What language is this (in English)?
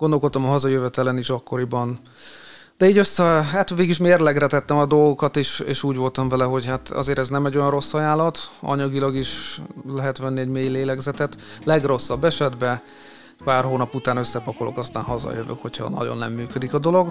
Hungarian